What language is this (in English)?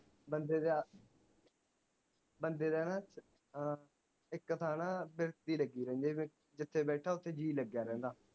Punjabi